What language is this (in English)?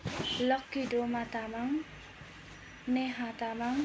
Nepali